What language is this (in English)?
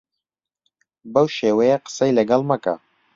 Central Kurdish